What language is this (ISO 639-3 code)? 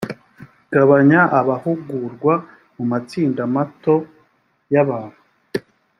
kin